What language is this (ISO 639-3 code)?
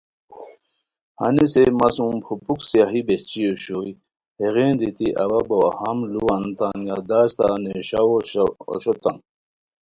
khw